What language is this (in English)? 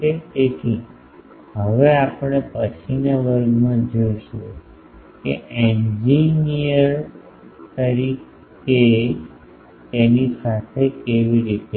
Gujarati